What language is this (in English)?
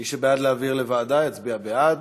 Hebrew